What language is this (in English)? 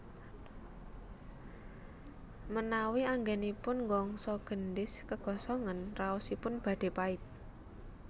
Javanese